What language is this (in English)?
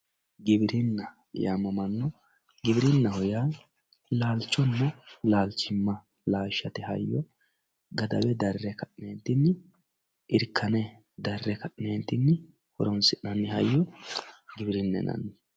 Sidamo